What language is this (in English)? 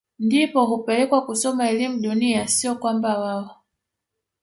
Swahili